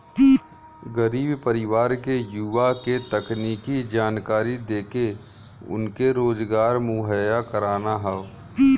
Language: Bhojpuri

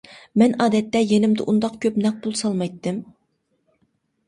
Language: Uyghur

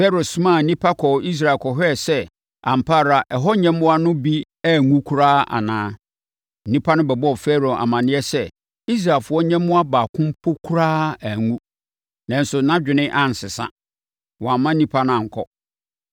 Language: Akan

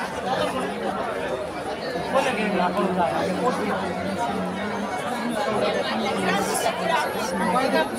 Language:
Filipino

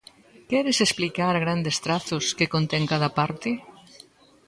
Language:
Galician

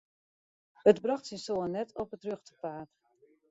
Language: Western Frisian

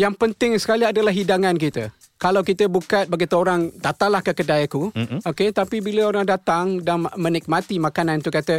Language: Malay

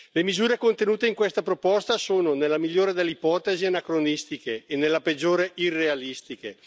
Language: Italian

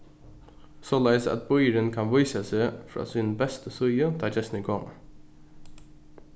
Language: Faroese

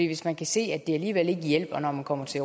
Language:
Danish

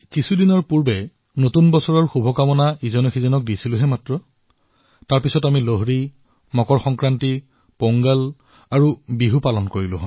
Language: Assamese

